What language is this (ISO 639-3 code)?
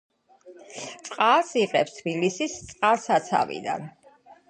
kat